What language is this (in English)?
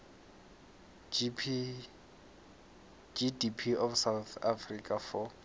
South Ndebele